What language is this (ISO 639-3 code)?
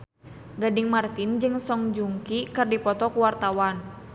sun